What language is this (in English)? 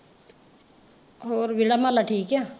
Punjabi